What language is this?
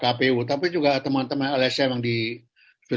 Indonesian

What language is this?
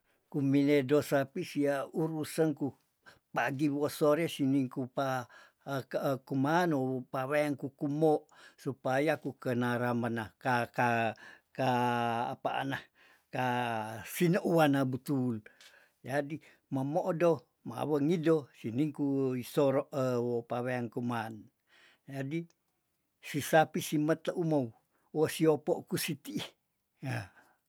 Tondano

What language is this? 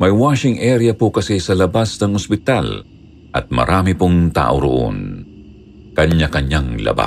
Filipino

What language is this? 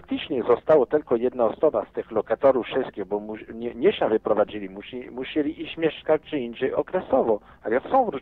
Polish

